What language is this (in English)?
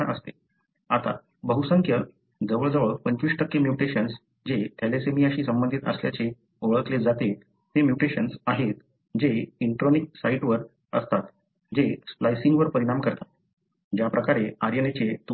Marathi